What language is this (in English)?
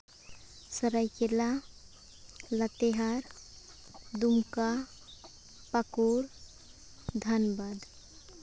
Santali